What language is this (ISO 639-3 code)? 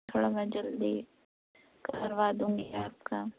urd